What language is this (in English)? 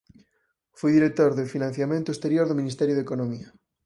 Galician